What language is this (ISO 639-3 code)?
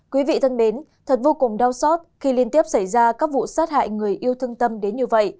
vie